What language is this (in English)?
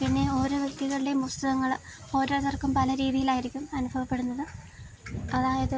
Malayalam